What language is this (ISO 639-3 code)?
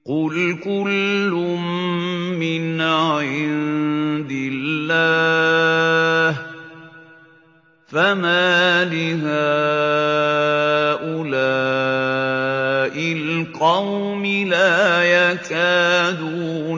ara